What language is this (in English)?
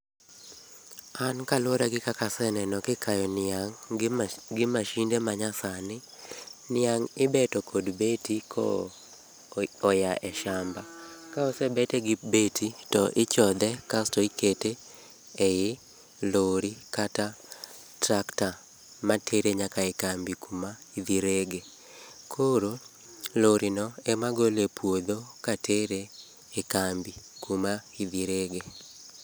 Luo (Kenya and Tanzania)